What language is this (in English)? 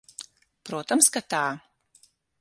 Latvian